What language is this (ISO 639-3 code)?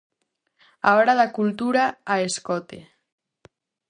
glg